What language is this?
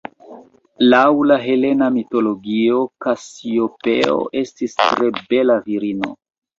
Esperanto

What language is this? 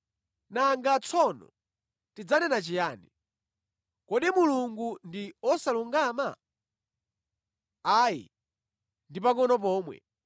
Nyanja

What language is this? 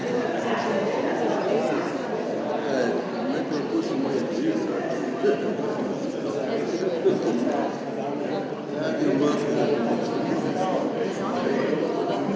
Slovenian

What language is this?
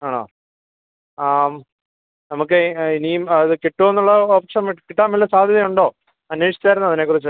Malayalam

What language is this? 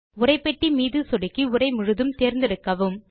Tamil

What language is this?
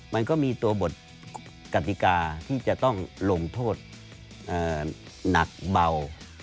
Thai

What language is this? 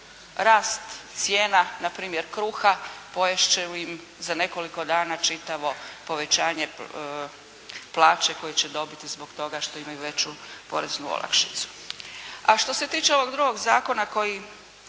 Croatian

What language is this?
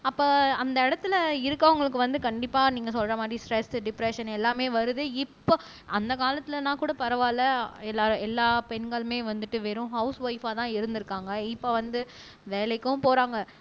Tamil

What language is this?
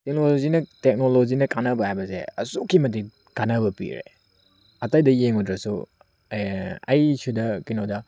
Manipuri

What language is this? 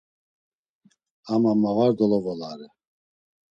Laz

